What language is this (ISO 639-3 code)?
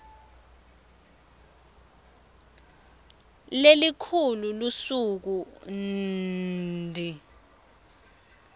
ssw